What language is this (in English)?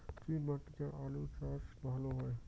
Bangla